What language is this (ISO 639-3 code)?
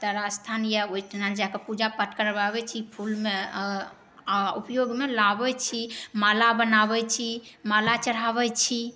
mai